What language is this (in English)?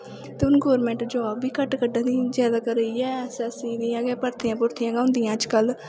Dogri